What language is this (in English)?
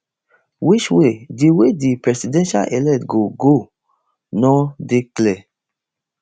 Nigerian Pidgin